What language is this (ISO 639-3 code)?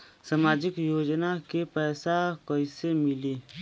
bho